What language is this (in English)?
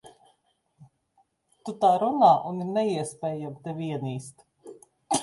Latvian